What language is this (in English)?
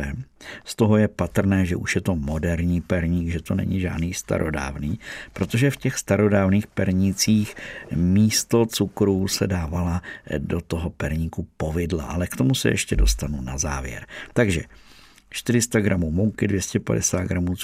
Czech